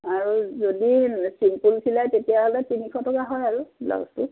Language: Assamese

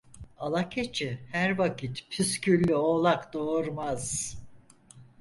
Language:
Turkish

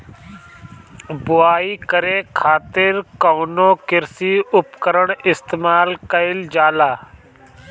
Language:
Bhojpuri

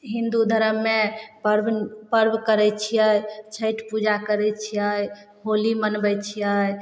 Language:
Maithili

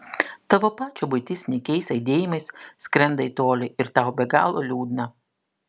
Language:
Lithuanian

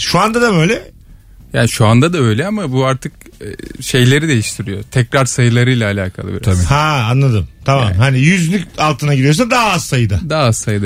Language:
Turkish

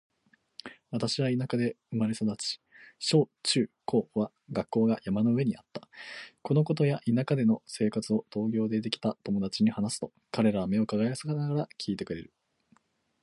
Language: Japanese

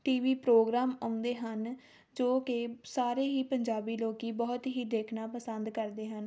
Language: Punjabi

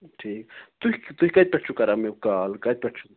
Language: Kashmiri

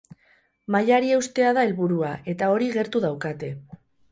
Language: Basque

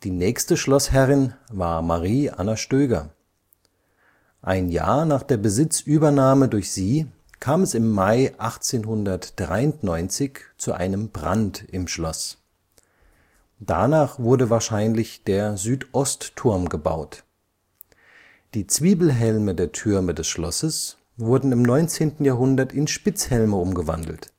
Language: German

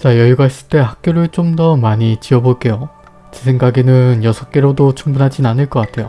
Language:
Korean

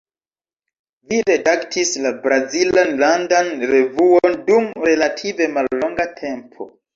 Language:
Esperanto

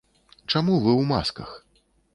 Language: Belarusian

